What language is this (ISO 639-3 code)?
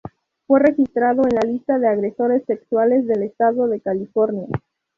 spa